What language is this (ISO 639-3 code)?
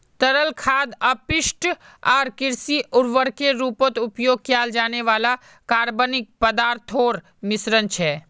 mag